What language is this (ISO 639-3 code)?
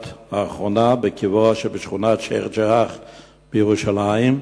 heb